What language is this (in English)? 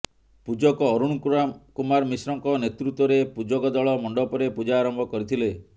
Odia